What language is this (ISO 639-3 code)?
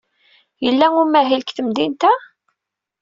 kab